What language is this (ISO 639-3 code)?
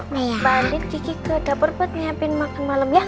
ind